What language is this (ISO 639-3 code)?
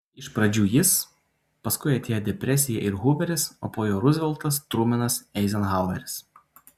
lit